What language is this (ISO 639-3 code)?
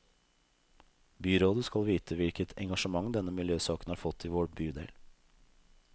nor